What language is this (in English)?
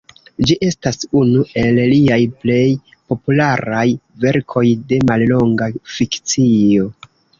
Esperanto